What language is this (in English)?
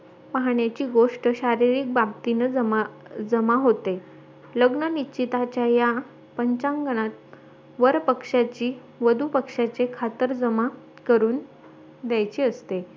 Marathi